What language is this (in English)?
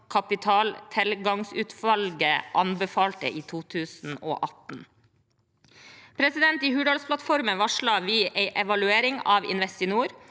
Norwegian